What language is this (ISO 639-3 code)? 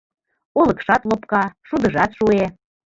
chm